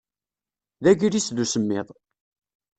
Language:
Kabyle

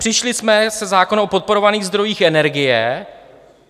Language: Czech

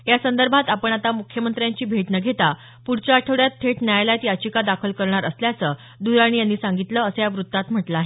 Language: Marathi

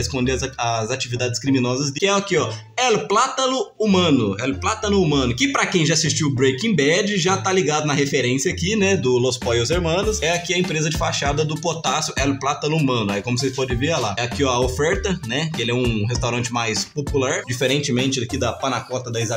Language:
Portuguese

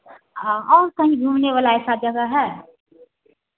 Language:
Hindi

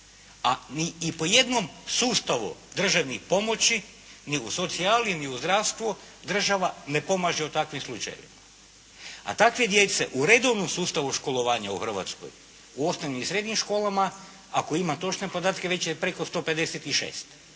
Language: Croatian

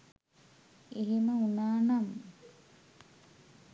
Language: Sinhala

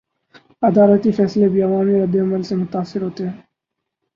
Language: Urdu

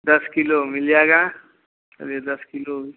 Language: Hindi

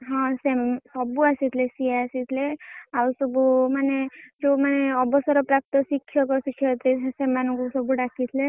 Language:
Odia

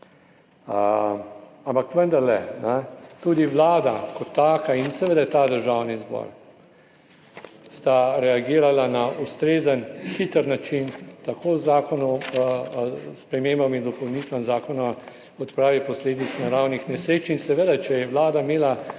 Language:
Slovenian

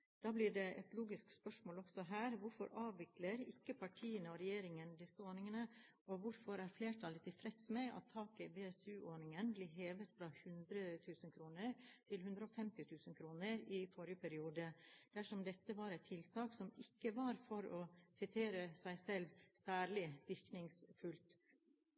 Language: Norwegian Bokmål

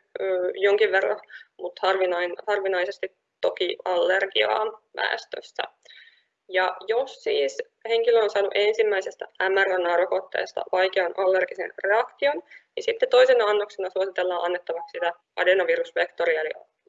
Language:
Finnish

